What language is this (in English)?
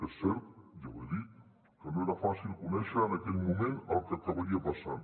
Catalan